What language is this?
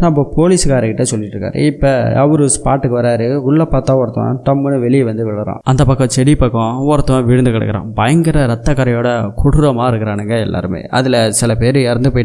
Tamil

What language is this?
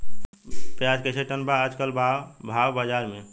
Bhojpuri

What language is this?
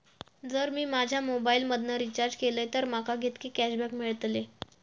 Marathi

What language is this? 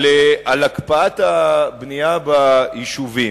Hebrew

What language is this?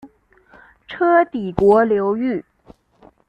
Chinese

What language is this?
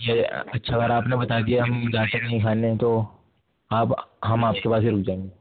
Urdu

